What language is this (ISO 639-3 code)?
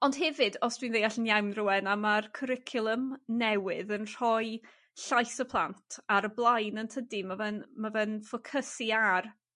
cym